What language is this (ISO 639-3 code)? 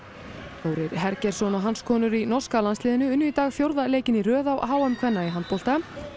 isl